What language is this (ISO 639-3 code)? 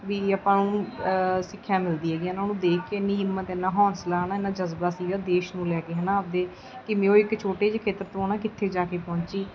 pan